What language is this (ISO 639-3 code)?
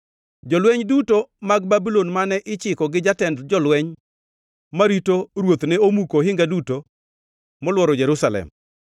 luo